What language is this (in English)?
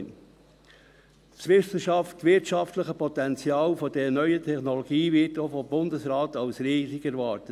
Swiss German